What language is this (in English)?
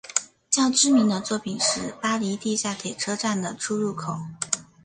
Chinese